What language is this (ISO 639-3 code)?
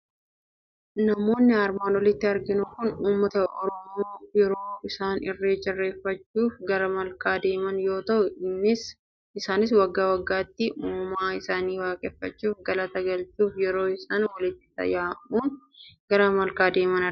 orm